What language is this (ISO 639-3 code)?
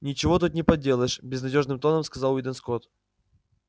rus